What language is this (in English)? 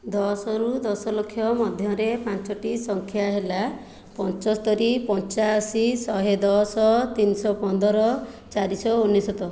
Odia